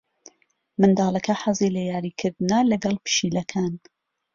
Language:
Central Kurdish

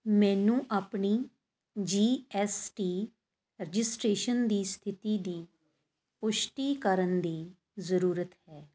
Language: Punjabi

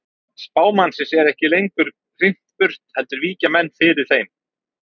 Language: Icelandic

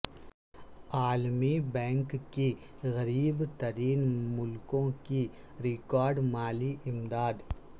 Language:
Urdu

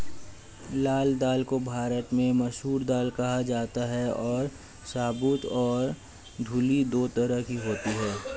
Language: Hindi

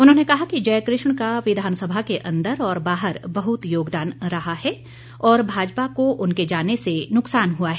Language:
Hindi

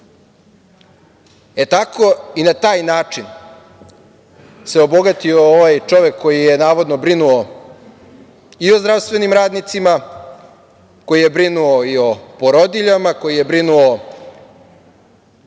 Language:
Serbian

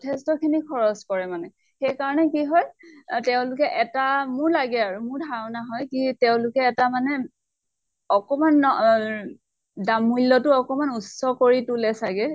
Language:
Assamese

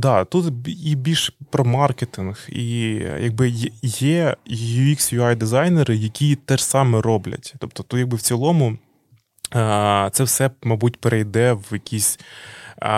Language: Ukrainian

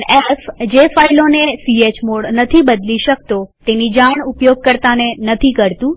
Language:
Gujarati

